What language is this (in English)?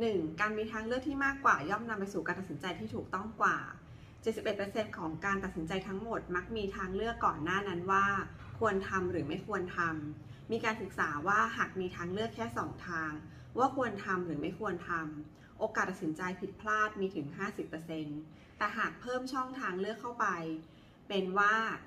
Thai